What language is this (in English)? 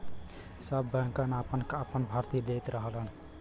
Bhojpuri